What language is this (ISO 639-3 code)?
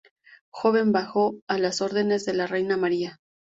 spa